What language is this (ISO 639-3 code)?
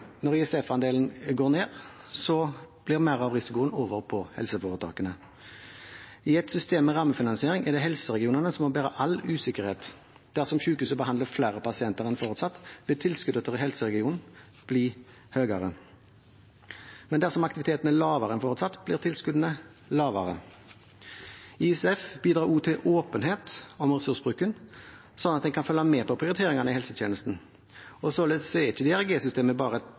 nob